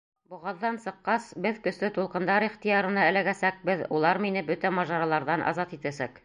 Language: Bashkir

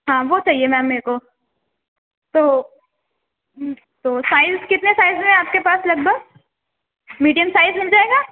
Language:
Urdu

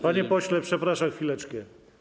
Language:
Polish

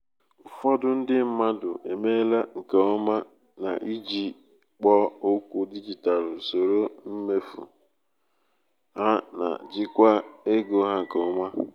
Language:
Igbo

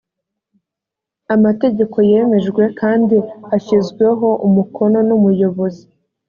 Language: Kinyarwanda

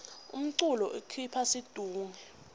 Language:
Swati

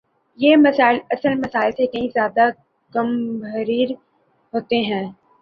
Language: Urdu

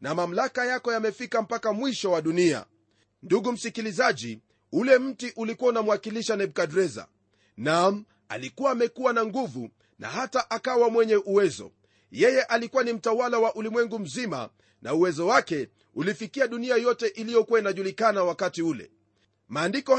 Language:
Swahili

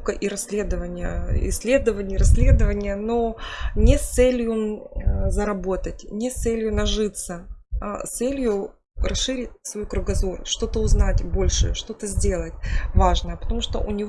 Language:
Russian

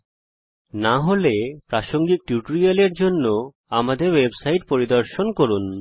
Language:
Bangla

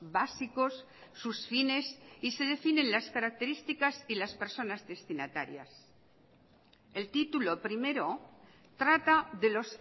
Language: Spanish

